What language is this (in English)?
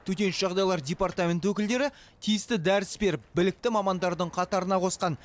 Kazakh